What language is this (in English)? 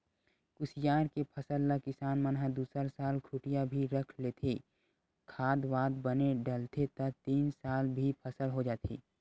Chhattisgarhi